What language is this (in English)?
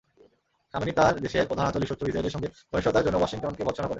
Bangla